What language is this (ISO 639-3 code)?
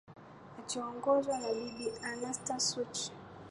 swa